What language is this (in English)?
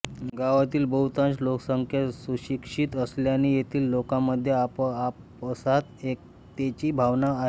Marathi